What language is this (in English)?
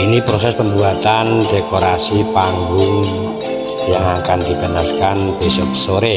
Indonesian